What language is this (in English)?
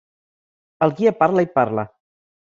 Catalan